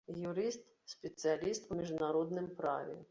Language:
Belarusian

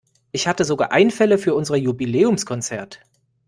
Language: German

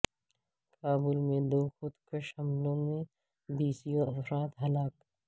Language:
Urdu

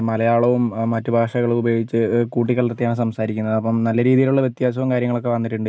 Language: Malayalam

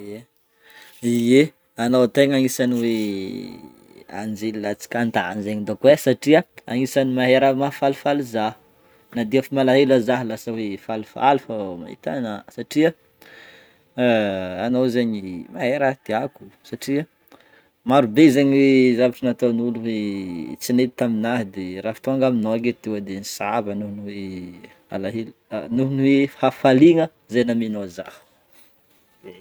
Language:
Northern Betsimisaraka Malagasy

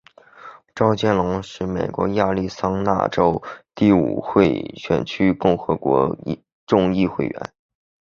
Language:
Chinese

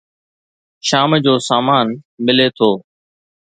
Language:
Sindhi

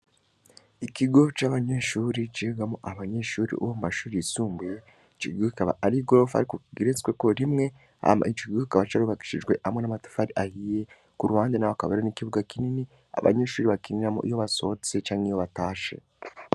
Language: Rundi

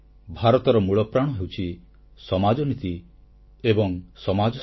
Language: Odia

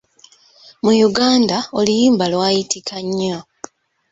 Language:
Ganda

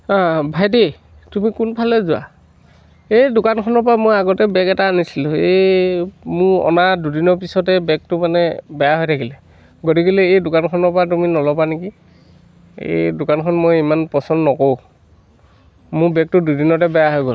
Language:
Assamese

